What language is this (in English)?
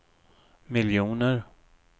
Swedish